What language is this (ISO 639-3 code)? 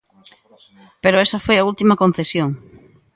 glg